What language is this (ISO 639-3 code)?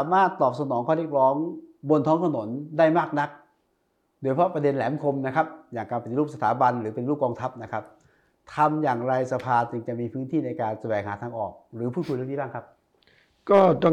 tha